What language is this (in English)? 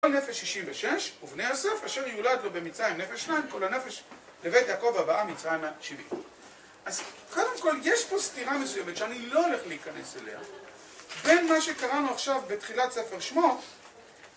Hebrew